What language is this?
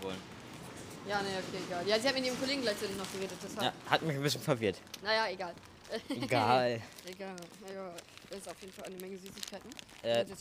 German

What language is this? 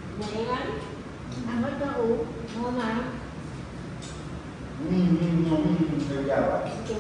Vietnamese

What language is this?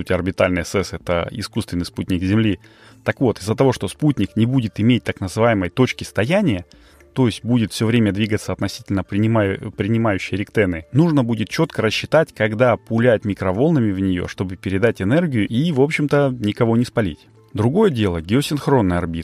Russian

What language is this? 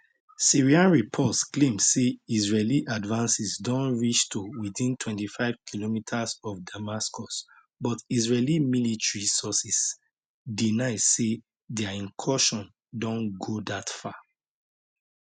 Nigerian Pidgin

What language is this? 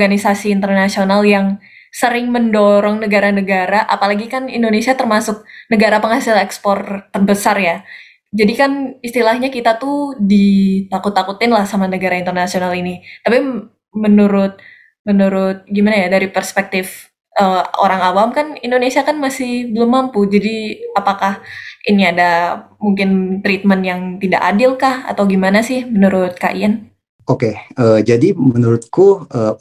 Indonesian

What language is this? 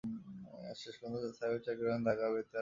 Bangla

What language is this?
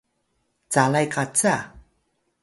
Atayal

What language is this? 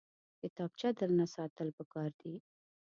Pashto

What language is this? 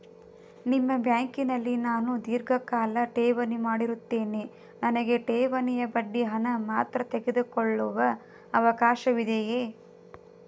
Kannada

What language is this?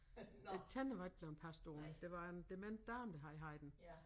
Danish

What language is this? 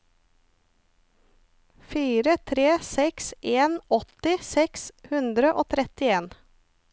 Norwegian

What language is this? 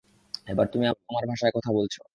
Bangla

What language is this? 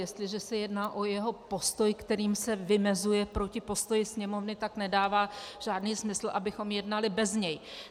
Czech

